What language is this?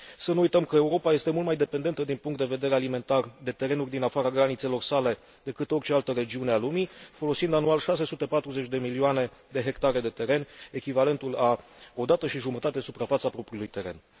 Romanian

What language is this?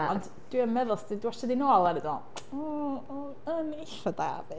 Welsh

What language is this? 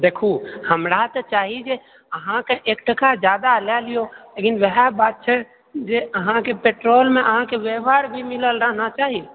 Maithili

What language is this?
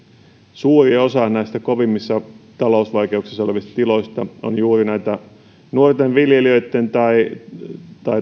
Finnish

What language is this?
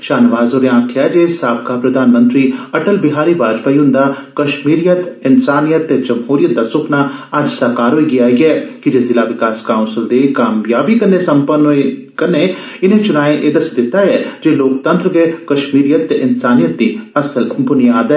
Dogri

